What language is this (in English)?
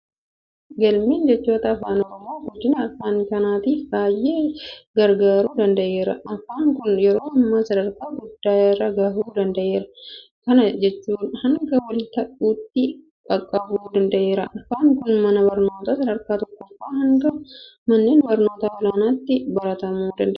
Oromo